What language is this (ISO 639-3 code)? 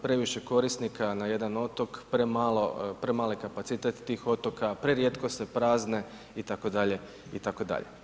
hrv